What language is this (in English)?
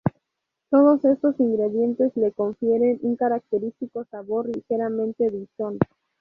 Spanish